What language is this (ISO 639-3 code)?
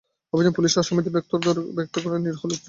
ben